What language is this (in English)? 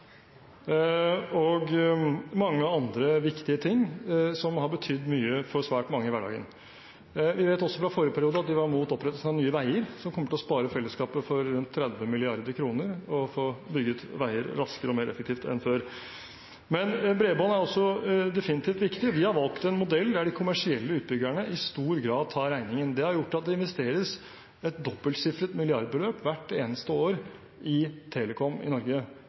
Norwegian Bokmål